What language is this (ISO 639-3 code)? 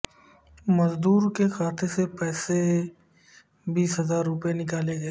urd